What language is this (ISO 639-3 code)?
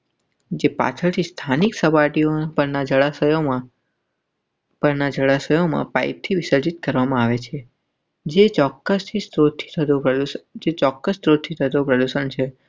guj